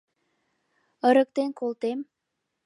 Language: Mari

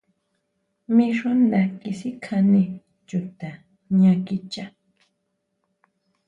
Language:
Huautla Mazatec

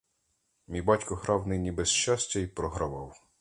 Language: Ukrainian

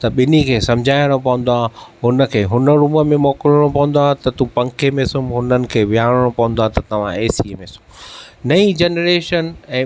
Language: Sindhi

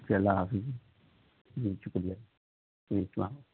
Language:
Urdu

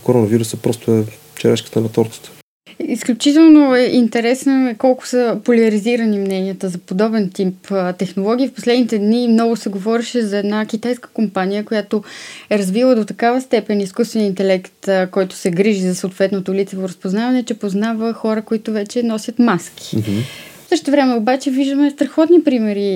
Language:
Bulgarian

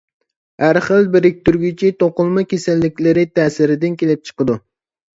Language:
Uyghur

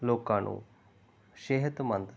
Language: Punjabi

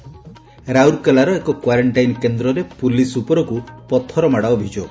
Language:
Odia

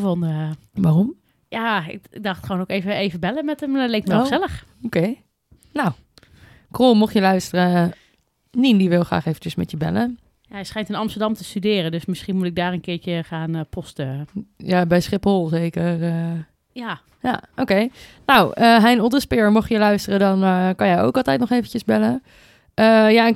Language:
Dutch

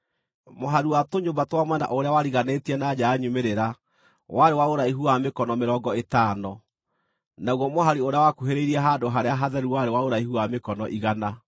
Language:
Kikuyu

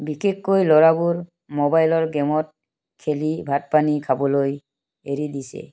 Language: Assamese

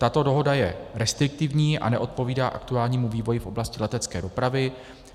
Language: Czech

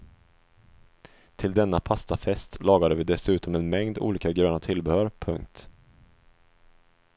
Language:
Swedish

